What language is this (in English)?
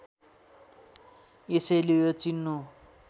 Nepali